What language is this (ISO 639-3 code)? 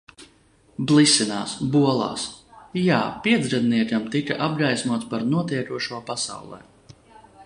lav